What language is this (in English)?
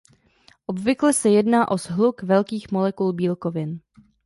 Czech